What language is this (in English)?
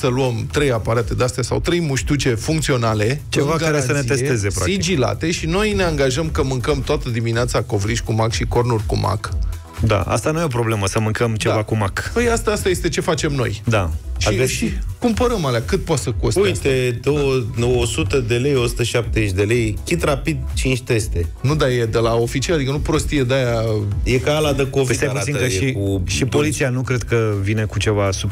Romanian